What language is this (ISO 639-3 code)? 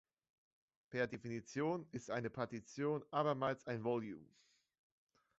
deu